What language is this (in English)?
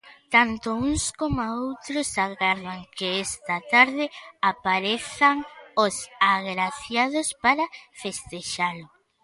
Galician